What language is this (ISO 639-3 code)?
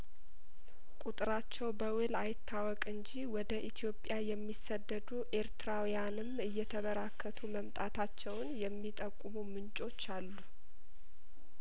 amh